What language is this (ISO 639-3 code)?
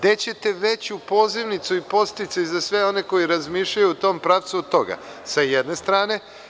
srp